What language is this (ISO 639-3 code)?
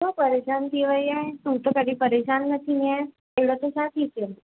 snd